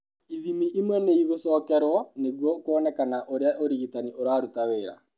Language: Kikuyu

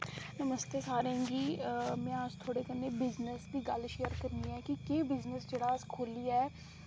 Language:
Dogri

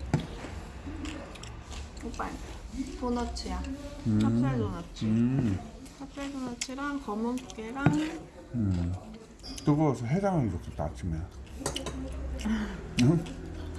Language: Korean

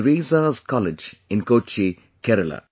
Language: English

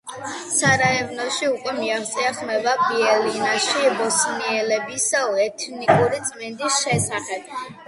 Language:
Georgian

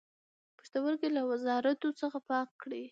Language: Pashto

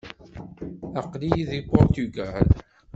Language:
Kabyle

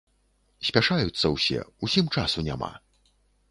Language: Belarusian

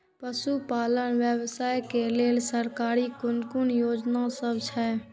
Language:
Maithili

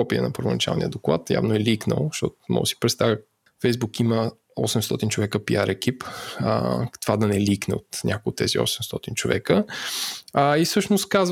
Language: Bulgarian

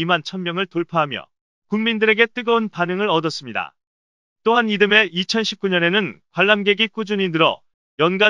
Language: Korean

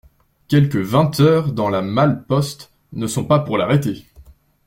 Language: French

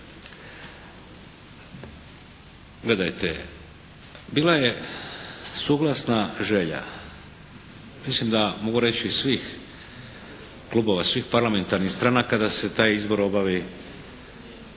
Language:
Croatian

